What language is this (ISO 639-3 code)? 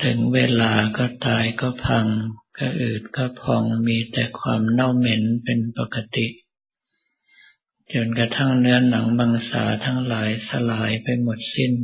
tha